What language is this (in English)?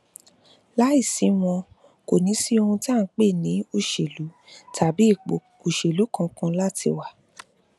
Yoruba